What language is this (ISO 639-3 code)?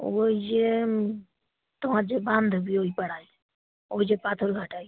ben